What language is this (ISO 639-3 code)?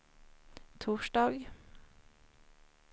swe